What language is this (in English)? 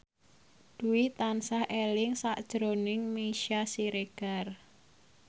Javanese